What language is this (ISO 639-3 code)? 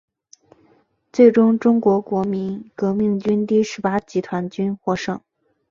zho